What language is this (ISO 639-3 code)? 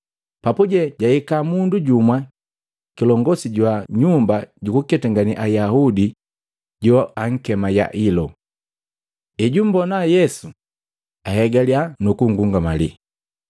mgv